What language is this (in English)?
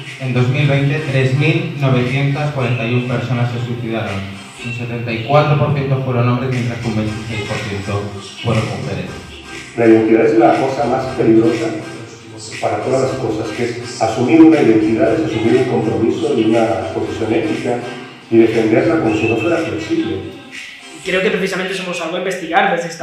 Spanish